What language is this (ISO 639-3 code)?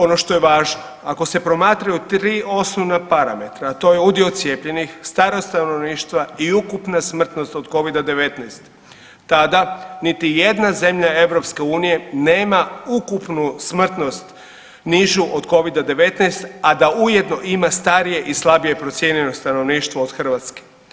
hrv